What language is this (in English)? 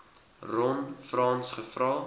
Afrikaans